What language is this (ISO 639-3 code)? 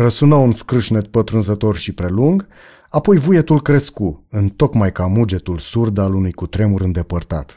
ron